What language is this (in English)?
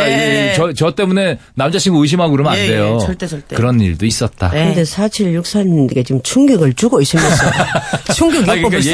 Korean